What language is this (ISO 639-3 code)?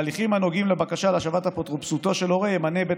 heb